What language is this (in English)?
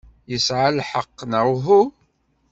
Kabyle